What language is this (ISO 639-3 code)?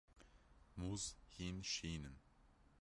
kur